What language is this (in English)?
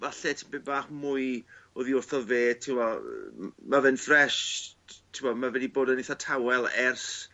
Welsh